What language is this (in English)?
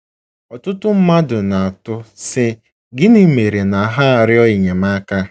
Igbo